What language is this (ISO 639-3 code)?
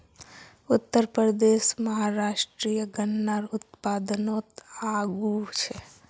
mag